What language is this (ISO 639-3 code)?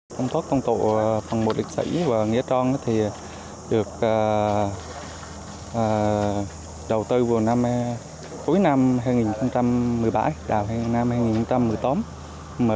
vie